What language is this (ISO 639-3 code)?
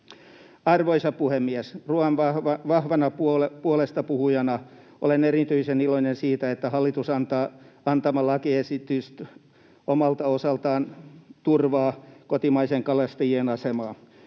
fin